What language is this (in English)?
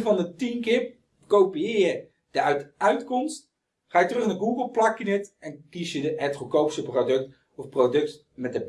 Dutch